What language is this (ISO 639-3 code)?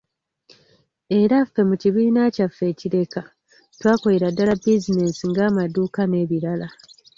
lug